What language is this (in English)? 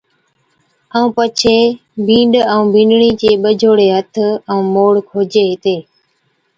Od